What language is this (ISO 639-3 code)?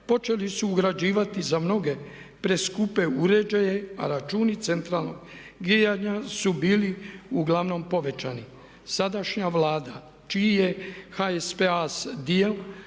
hrv